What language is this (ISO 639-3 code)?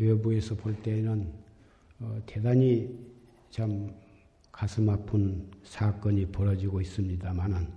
kor